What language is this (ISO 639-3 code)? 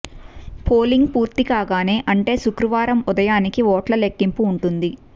tel